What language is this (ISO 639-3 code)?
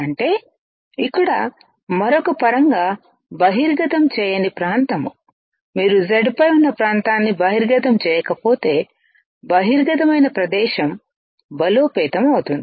tel